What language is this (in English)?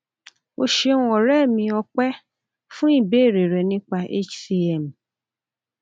Yoruba